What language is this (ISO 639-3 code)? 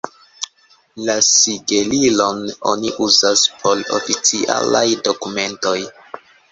epo